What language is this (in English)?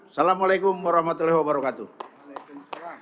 Indonesian